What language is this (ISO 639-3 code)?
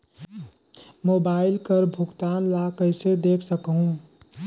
hne